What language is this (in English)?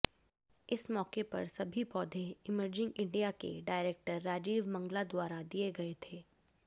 Hindi